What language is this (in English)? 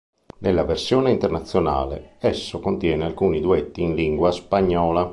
Italian